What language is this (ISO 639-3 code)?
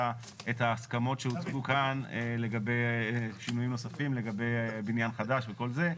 heb